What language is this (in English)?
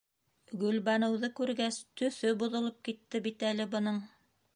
Bashkir